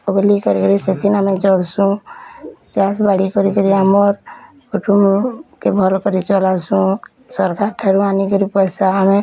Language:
Odia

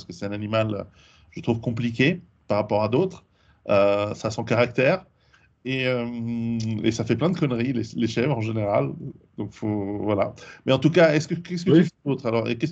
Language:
French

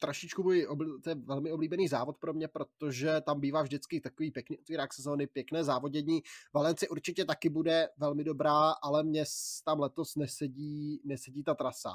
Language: Czech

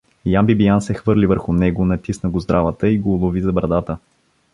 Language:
Bulgarian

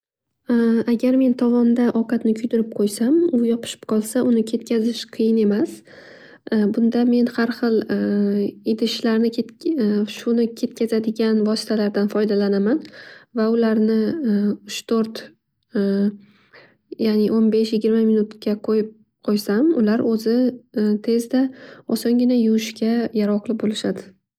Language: Uzbek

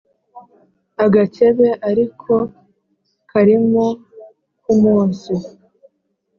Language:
Kinyarwanda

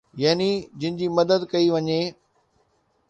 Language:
Sindhi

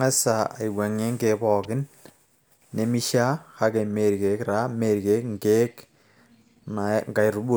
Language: Masai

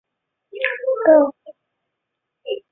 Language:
Chinese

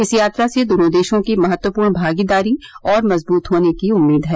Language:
Hindi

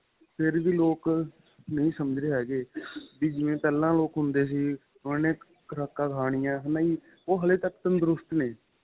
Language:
Punjabi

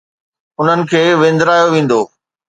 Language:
Sindhi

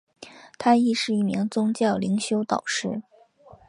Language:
Chinese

